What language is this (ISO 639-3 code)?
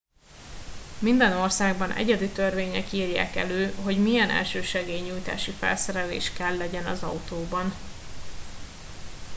hun